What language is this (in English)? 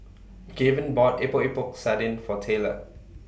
English